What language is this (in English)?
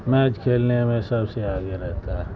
Urdu